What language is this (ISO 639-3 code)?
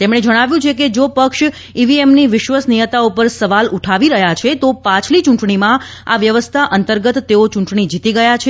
guj